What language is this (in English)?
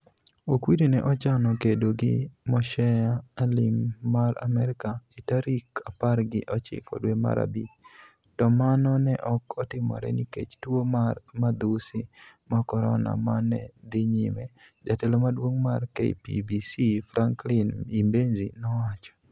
Luo (Kenya and Tanzania)